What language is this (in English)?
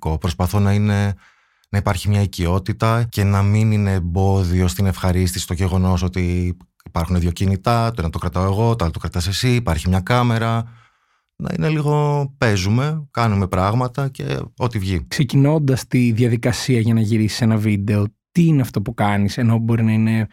Greek